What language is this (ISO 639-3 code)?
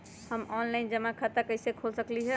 mag